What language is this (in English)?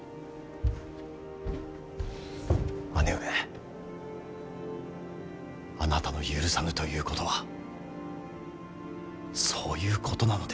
Japanese